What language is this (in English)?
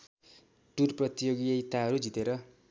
Nepali